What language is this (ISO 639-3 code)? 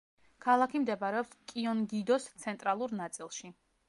kat